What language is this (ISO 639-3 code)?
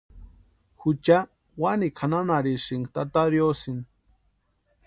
pua